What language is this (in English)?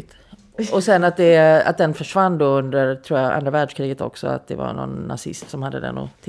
Swedish